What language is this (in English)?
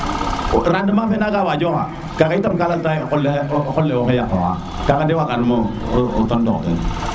Serer